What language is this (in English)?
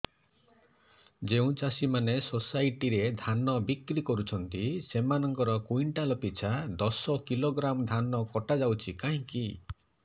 Odia